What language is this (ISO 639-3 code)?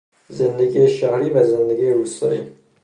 fas